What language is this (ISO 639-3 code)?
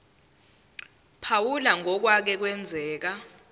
zul